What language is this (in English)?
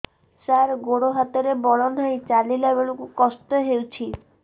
Odia